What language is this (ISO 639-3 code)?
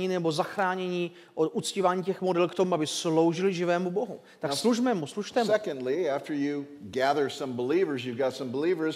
ces